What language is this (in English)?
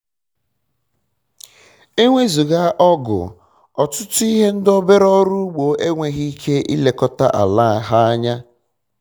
Igbo